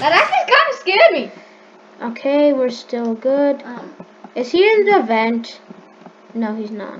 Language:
English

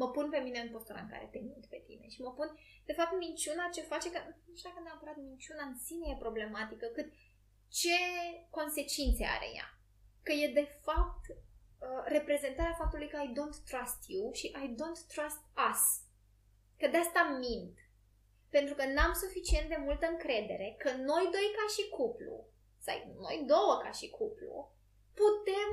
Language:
Romanian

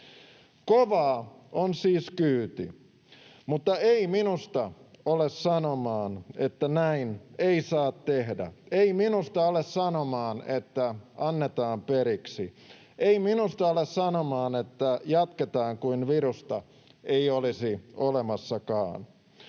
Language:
Finnish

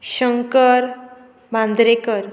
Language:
Konkani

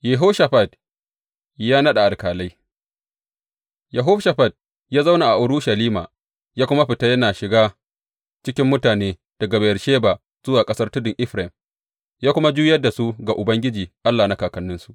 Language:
Hausa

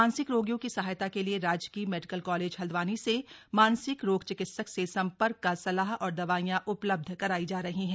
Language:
Hindi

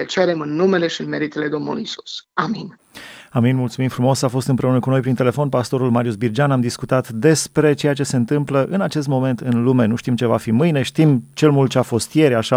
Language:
Romanian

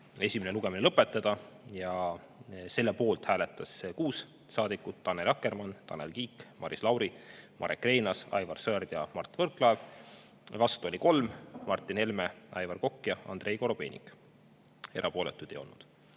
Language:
Estonian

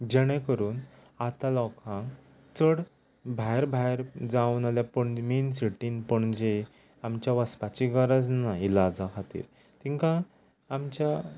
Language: Konkani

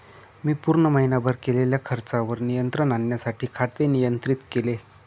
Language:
Marathi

